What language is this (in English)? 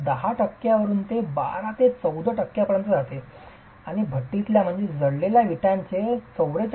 Marathi